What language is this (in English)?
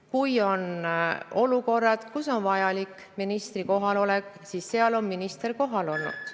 Estonian